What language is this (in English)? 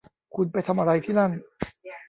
Thai